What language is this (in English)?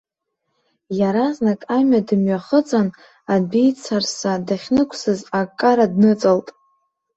Abkhazian